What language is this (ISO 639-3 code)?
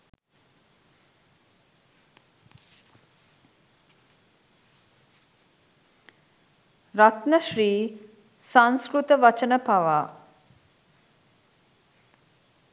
sin